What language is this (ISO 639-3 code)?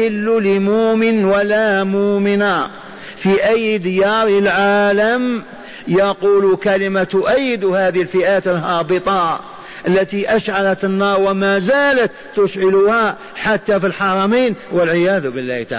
ara